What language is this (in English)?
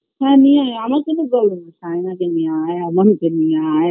Bangla